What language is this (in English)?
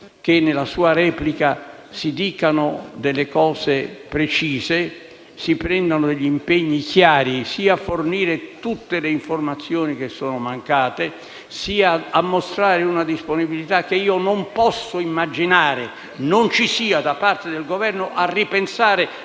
Italian